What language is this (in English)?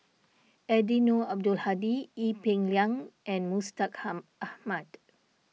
English